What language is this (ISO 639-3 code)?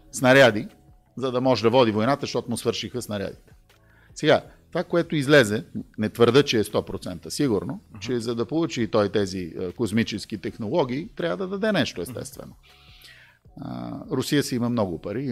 bul